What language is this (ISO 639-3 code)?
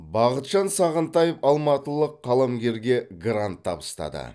kaz